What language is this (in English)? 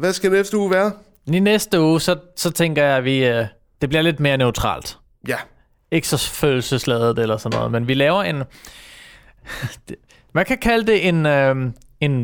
Danish